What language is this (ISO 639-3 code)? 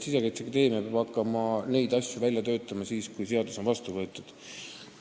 est